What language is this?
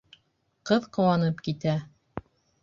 Bashkir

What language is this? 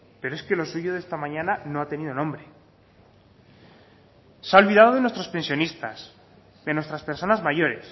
Spanish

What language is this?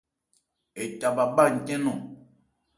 Ebrié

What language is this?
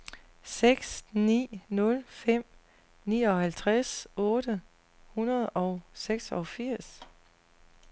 Danish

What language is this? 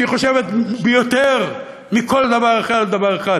Hebrew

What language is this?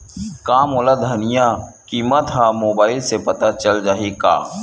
Chhattisgarhi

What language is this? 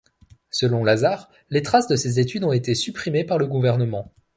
French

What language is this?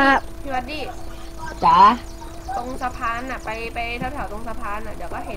Thai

